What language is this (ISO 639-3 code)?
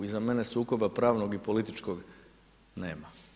hrv